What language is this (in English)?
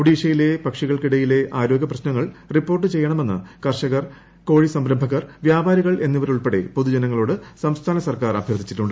Malayalam